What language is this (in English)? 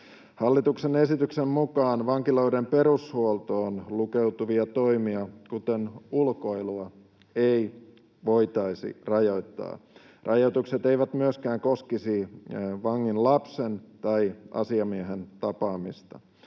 Finnish